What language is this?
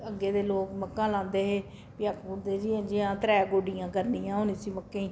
Dogri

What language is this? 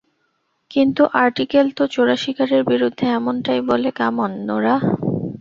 Bangla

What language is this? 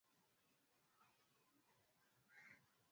Swahili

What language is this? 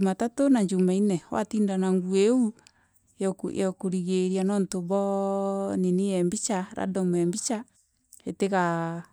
Meru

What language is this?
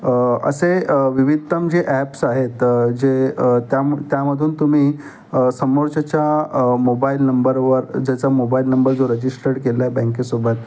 Marathi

